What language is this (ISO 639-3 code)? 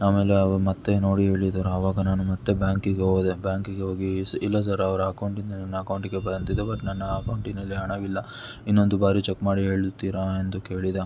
kan